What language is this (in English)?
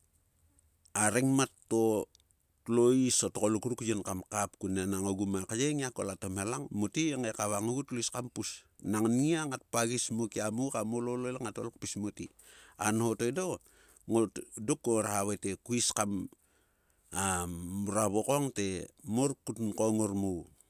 Sulka